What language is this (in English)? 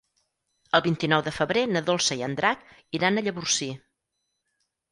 Catalan